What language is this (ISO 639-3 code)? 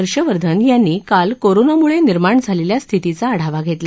mar